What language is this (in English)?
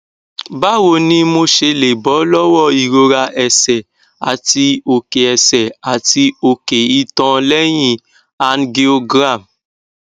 Yoruba